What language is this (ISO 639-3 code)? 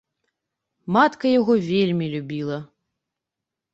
bel